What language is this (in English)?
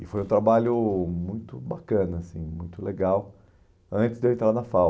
Portuguese